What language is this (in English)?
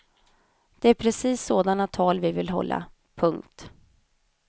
Swedish